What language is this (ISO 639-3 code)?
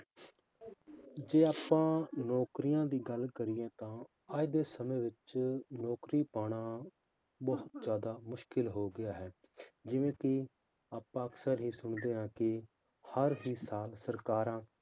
pan